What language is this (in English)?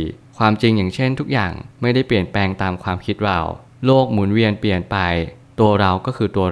Thai